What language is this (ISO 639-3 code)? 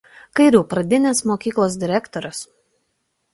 lit